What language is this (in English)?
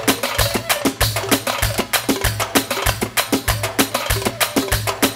Romanian